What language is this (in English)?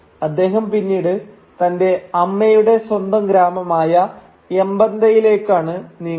Malayalam